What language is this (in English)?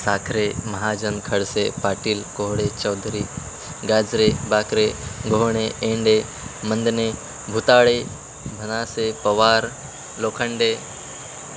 Marathi